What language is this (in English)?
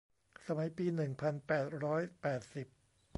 Thai